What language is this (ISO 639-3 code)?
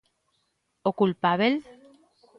glg